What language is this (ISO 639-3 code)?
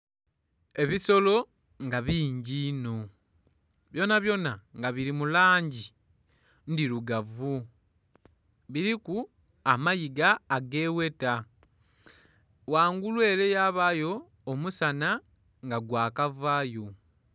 xog